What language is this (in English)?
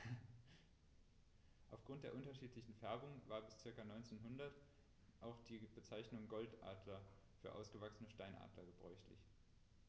German